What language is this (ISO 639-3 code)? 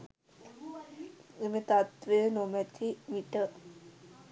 sin